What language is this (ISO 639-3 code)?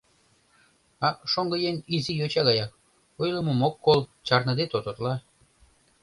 chm